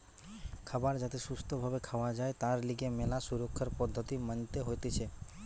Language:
Bangla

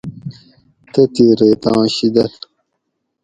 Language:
Gawri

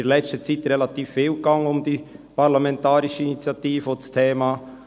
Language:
Swiss German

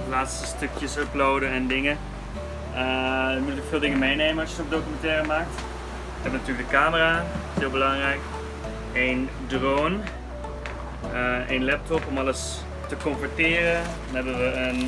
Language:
Dutch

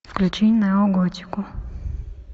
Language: Russian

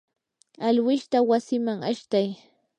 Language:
Yanahuanca Pasco Quechua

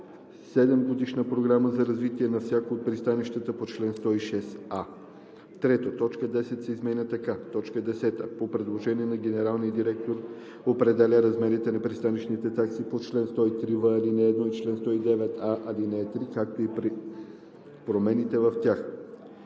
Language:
Bulgarian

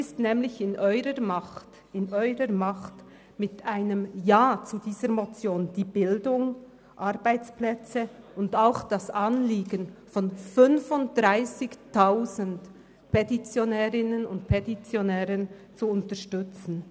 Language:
Swiss German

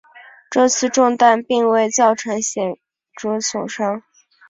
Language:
Chinese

